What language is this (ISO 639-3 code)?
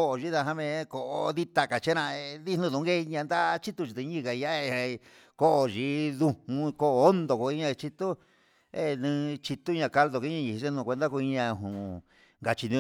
mxs